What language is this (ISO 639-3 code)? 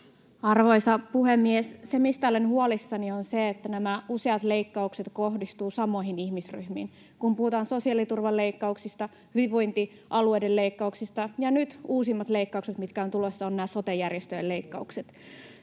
fin